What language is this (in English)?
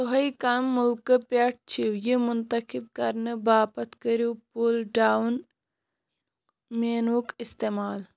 Kashmiri